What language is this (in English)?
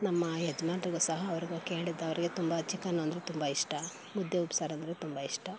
Kannada